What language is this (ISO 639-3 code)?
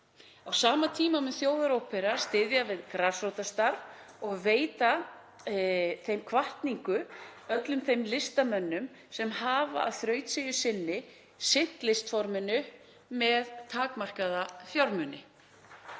isl